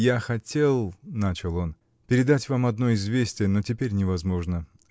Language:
Russian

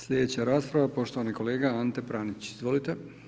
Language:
Croatian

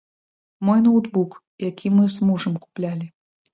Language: Belarusian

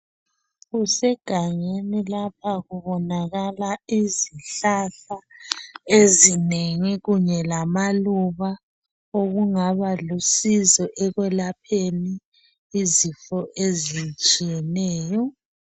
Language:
North Ndebele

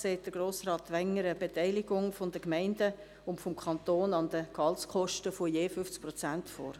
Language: Swiss German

